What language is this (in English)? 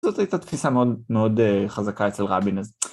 Hebrew